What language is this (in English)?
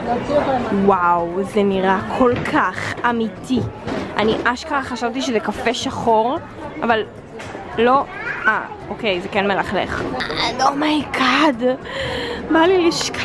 Hebrew